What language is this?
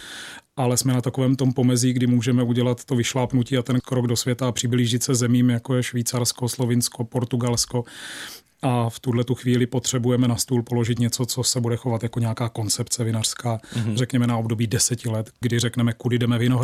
Czech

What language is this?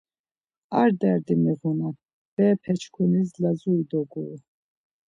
Laz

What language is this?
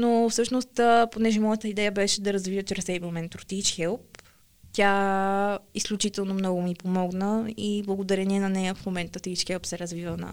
Bulgarian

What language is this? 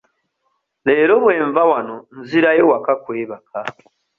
Ganda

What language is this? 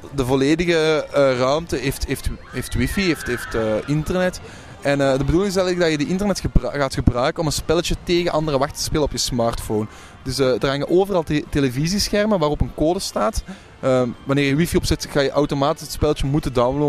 Dutch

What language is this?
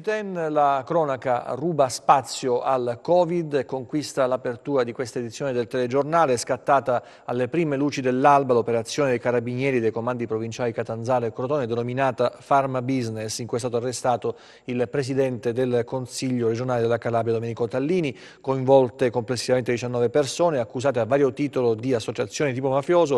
Italian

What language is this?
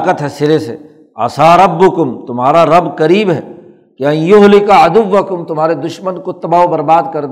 Urdu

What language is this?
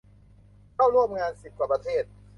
Thai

